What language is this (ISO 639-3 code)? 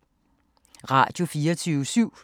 dan